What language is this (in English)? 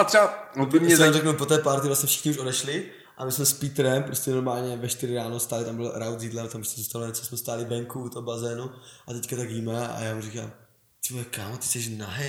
Czech